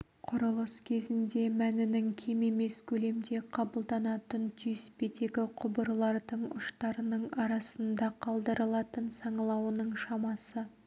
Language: Kazakh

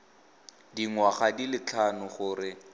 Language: Tswana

